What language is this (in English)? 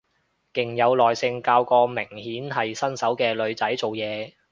Cantonese